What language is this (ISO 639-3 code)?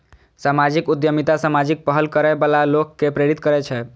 mai